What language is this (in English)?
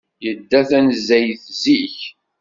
Kabyle